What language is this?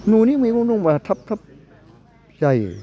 Bodo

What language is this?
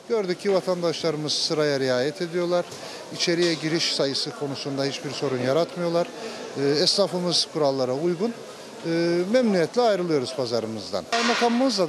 Turkish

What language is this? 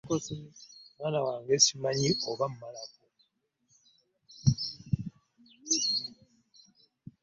Ganda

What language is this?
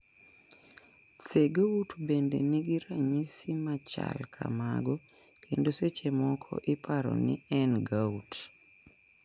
Luo (Kenya and Tanzania)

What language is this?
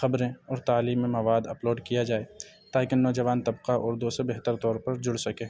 Urdu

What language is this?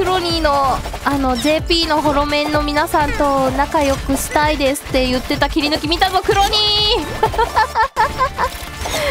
Japanese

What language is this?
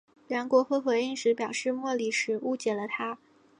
Chinese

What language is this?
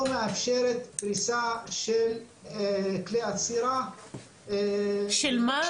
Hebrew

